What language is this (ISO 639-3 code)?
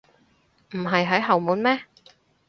yue